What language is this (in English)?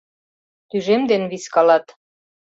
Mari